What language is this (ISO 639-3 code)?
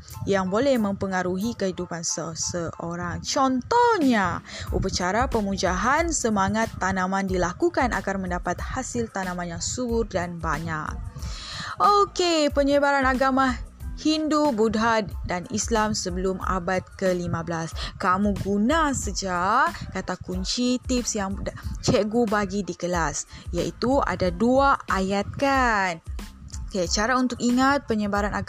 msa